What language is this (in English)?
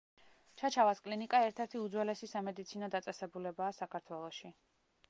Georgian